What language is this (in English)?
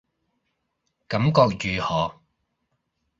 Cantonese